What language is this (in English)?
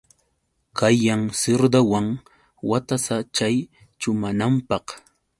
Yauyos Quechua